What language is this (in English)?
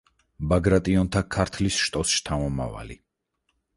Georgian